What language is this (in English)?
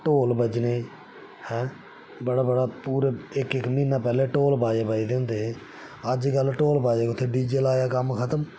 Dogri